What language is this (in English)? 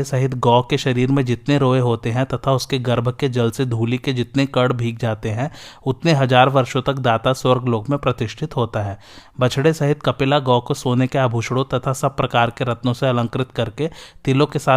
Hindi